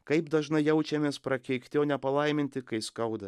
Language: Lithuanian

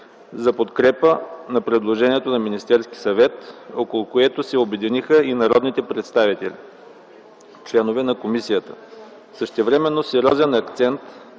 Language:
Bulgarian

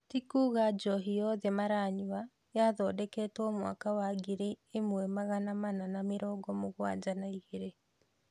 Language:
Kikuyu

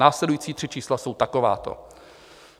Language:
Czech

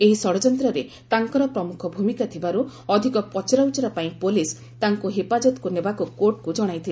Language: Odia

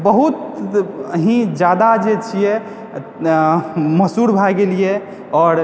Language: Maithili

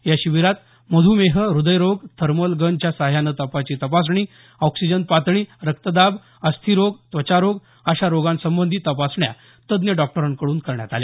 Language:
Marathi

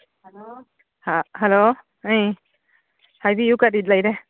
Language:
Manipuri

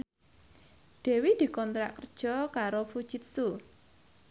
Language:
Javanese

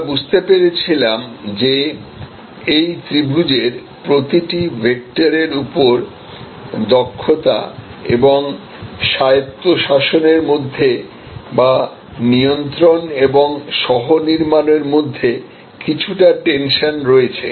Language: Bangla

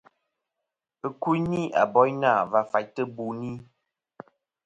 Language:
Kom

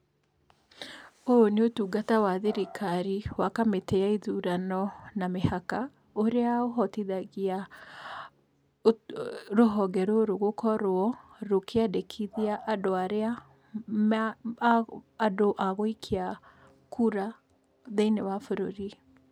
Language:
Kikuyu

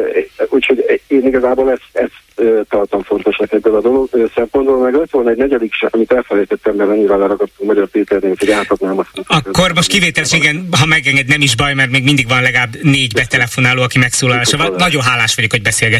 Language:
Hungarian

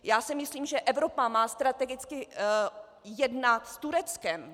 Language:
Czech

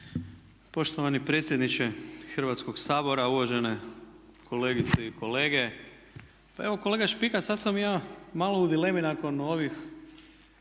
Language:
Croatian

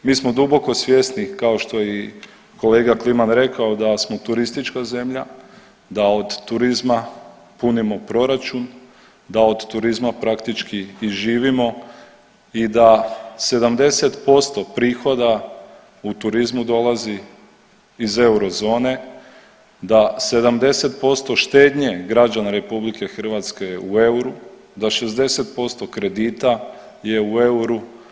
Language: Croatian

